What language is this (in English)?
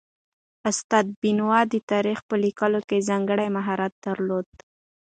Pashto